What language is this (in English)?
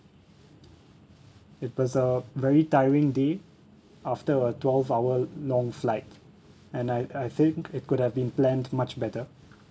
English